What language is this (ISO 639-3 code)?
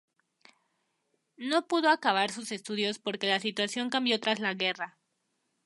spa